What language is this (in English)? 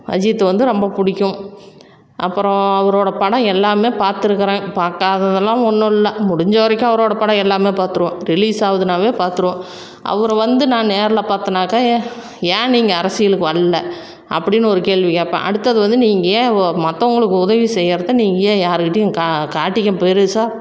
Tamil